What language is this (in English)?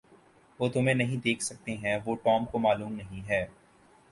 Urdu